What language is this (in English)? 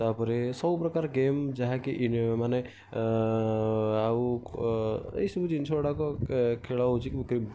Odia